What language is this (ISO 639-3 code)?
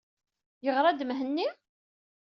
kab